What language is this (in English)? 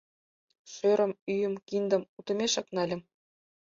Mari